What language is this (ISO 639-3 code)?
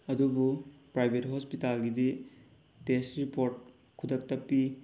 mni